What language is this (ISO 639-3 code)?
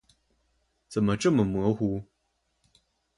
zho